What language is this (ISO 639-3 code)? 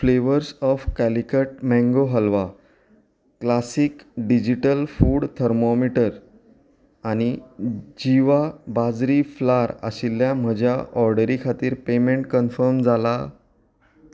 kok